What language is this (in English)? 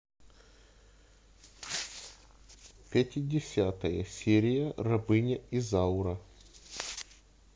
Russian